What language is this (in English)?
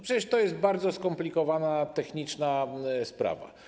Polish